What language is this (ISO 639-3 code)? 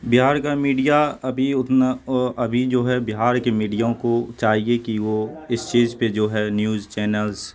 urd